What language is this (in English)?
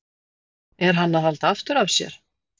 Icelandic